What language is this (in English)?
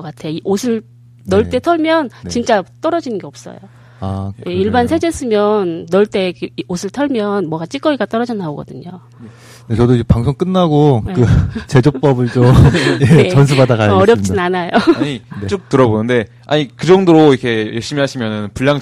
Korean